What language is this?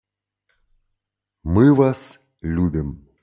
Russian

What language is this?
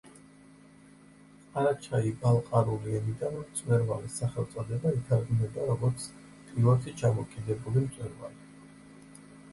Georgian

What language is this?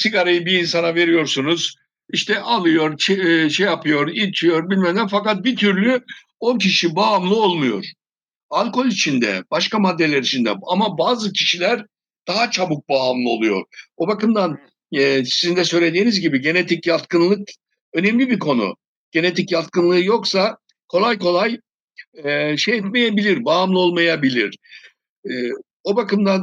Turkish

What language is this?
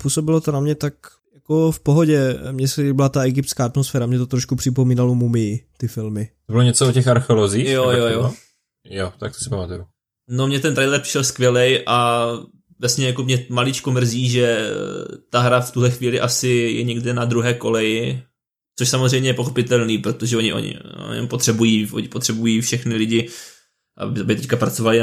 Czech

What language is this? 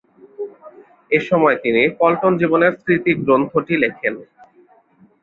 Bangla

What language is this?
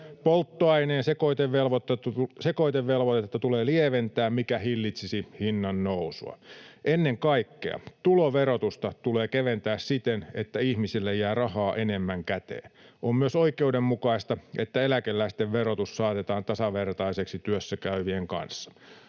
Finnish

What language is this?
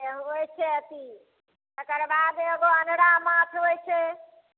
Maithili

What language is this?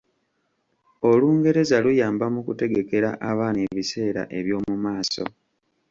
Ganda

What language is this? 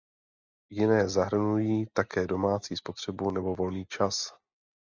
Czech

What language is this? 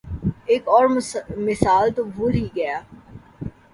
Urdu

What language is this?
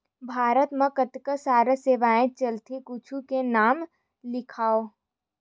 Chhattisgarhi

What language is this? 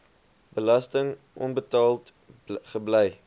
Afrikaans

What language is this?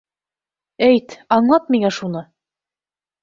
Bashkir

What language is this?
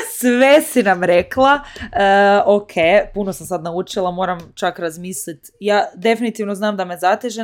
Croatian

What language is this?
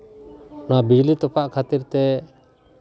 Santali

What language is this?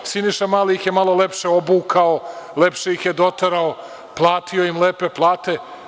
Serbian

